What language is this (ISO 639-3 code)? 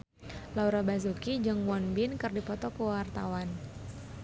sun